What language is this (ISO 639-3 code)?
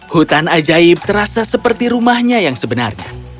ind